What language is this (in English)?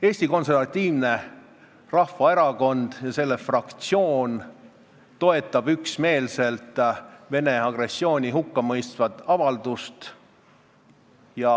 Estonian